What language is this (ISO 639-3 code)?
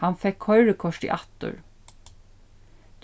fao